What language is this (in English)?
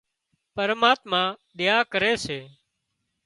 Wadiyara Koli